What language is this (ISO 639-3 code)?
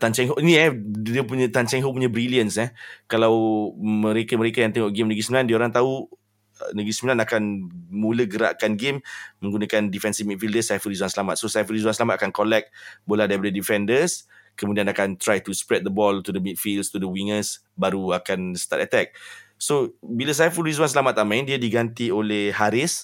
msa